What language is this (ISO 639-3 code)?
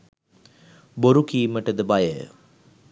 sin